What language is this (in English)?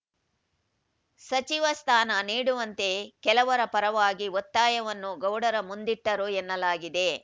Kannada